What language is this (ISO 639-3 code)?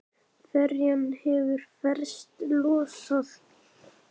isl